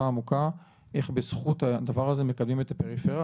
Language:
Hebrew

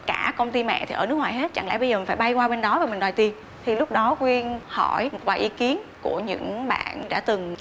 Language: Vietnamese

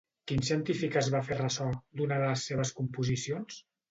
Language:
Catalan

